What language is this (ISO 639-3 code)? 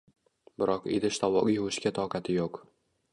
uzb